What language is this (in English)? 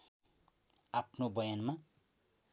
Nepali